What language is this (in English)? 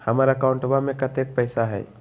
Magahi